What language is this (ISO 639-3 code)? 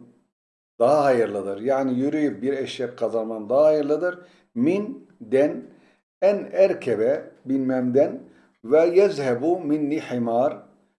tur